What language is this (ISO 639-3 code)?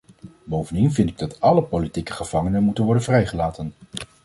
nld